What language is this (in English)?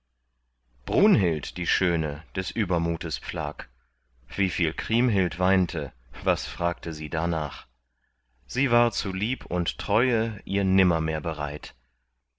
German